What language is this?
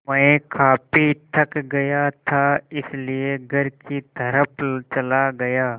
Hindi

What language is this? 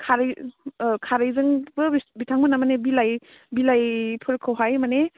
Bodo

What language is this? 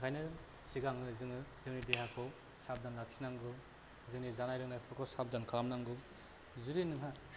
Bodo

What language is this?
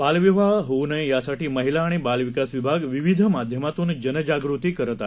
Marathi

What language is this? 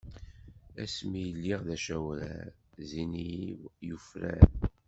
Kabyle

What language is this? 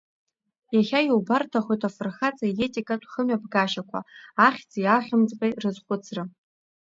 Abkhazian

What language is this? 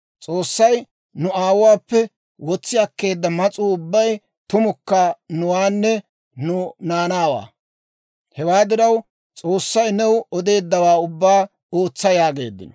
Dawro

